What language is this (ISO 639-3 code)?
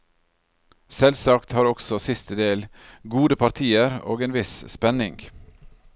nor